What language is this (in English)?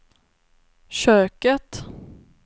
Swedish